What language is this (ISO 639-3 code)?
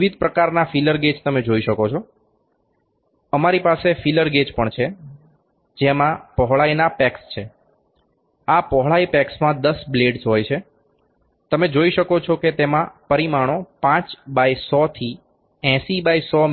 guj